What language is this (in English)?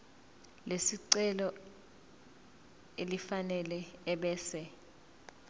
Zulu